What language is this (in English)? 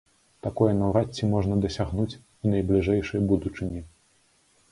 Belarusian